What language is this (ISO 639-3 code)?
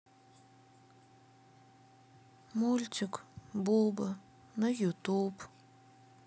rus